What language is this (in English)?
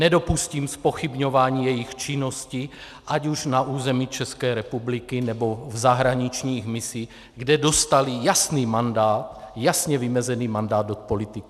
Czech